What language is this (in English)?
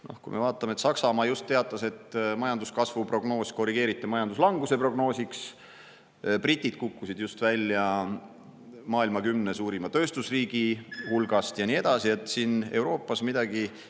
Estonian